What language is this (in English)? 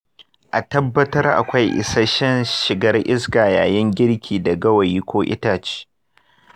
Hausa